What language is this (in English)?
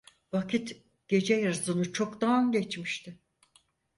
Turkish